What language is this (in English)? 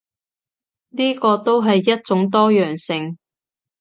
Cantonese